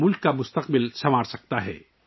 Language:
Urdu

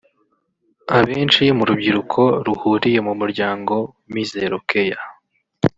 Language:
Kinyarwanda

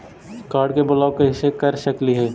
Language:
Magahi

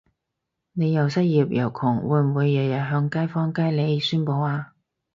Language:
Cantonese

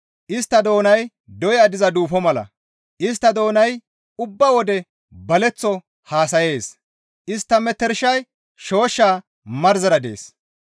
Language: Gamo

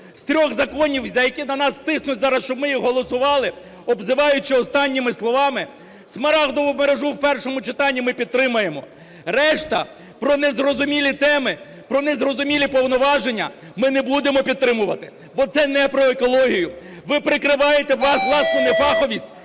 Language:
Ukrainian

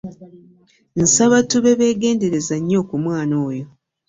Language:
Ganda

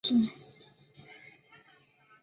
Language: Chinese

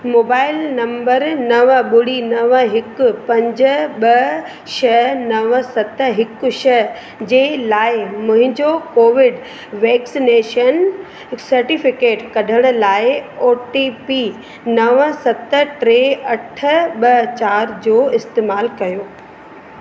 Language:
Sindhi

